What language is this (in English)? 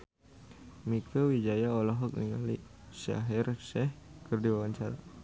Sundanese